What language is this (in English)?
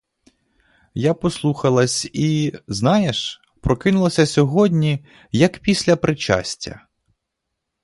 Ukrainian